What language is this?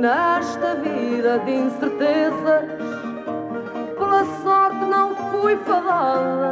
Portuguese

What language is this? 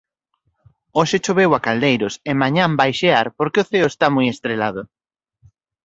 Galician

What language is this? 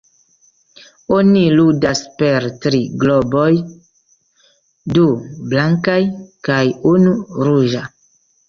Esperanto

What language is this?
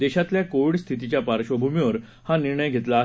Marathi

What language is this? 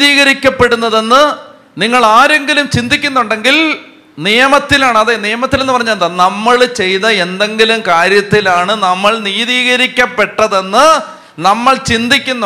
Malayalam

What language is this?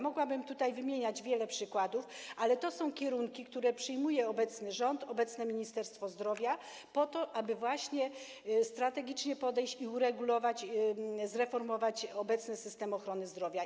Polish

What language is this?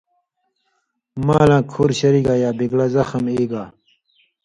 Indus Kohistani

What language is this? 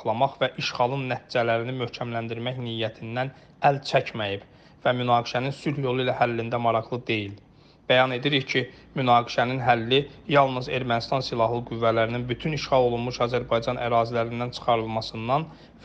Turkish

